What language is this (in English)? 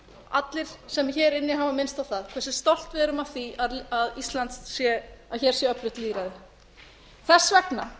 Icelandic